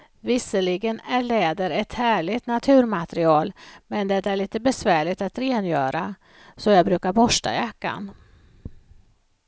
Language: Swedish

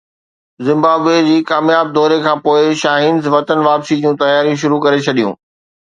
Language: Sindhi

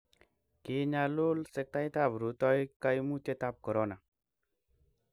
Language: Kalenjin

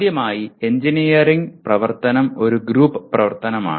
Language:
Malayalam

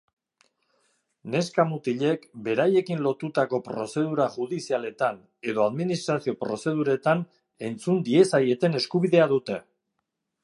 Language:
Basque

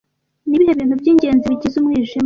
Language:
Kinyarwanda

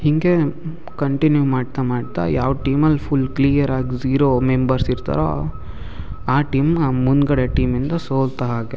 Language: Kannada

